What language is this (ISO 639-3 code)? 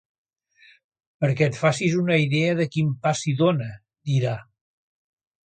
cat